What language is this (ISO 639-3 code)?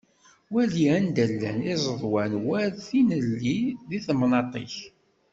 kab